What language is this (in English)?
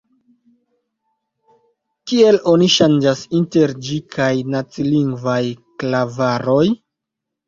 Esperanto